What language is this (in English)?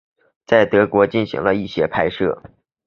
Chinese